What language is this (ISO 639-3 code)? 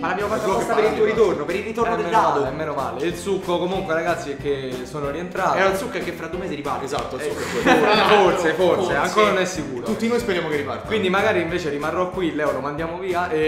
ita